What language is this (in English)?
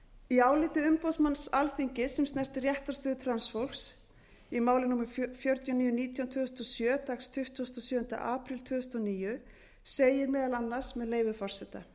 Icelandic